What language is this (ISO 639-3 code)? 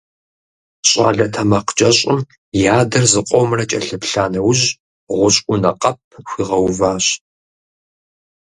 kbd